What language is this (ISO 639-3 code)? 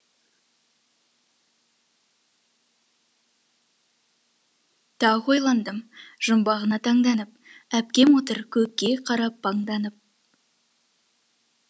kaz